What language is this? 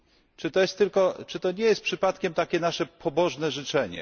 Polish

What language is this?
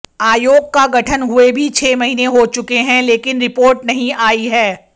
Hindi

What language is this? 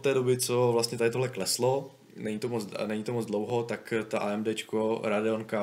Czech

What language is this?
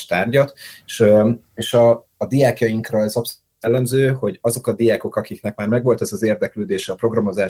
Hungarian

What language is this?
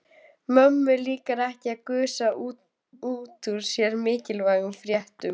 Icelandic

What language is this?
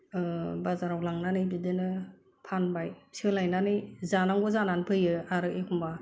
Bodo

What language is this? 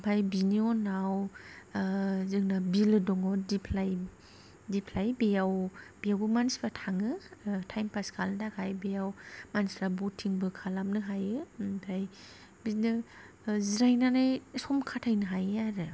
Bodo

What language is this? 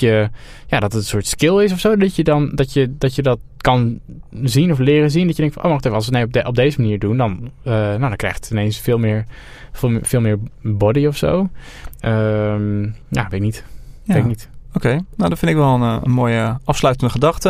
Dutch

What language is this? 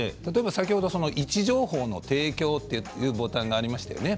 Japanese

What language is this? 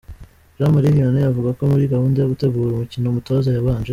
Kinyarwanda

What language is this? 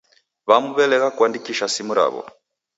Taita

